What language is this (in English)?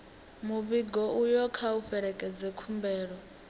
Venda